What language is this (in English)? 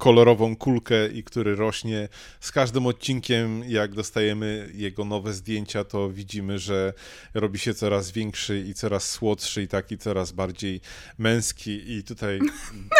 Polish